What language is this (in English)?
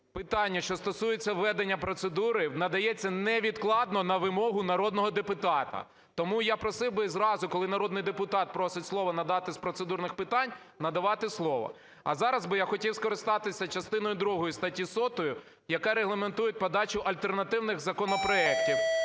Ukrainian